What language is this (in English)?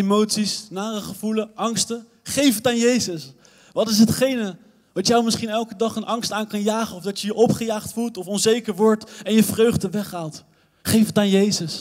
Dutch